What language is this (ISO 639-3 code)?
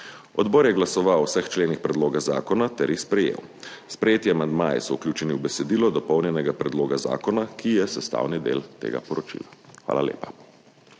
slv